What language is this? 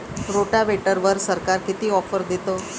Marathi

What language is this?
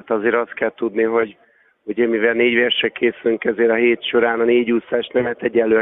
Hungarian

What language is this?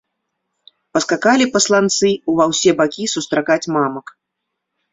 Belarusian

